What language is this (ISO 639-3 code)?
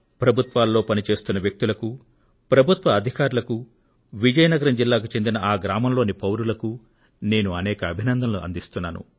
tel